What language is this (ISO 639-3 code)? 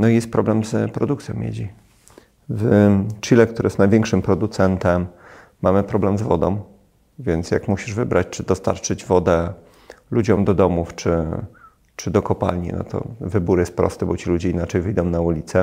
pol